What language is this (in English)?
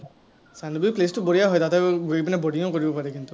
Assamese